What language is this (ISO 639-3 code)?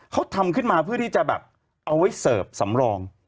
tha